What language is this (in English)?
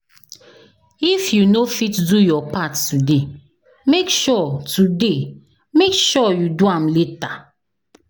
Nigerian Pidgin